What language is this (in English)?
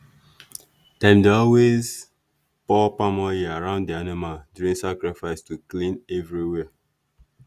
Nigerian Pidgin